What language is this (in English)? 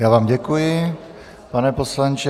Czech